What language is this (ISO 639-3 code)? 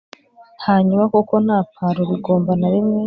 kin